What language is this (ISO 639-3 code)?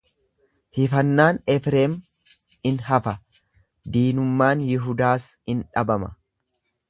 orm